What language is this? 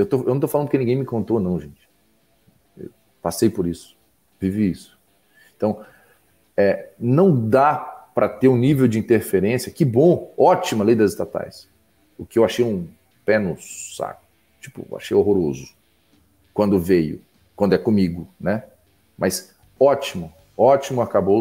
Portuguese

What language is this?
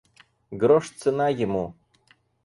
Russian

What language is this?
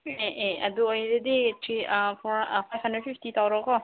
Manipuri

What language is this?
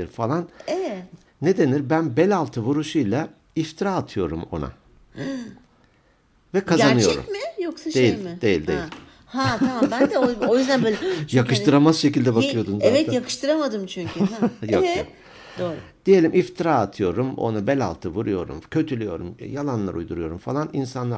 Turkish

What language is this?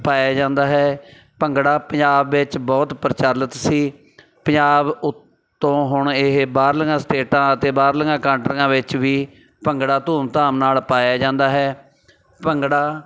Punjabi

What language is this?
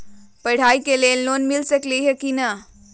Magahi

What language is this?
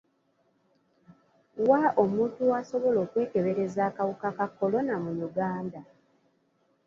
Ganda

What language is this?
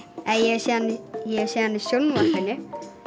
Icelandic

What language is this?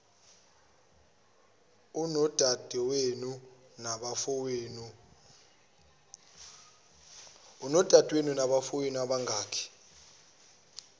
Zulu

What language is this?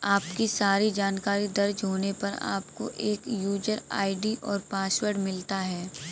Hindi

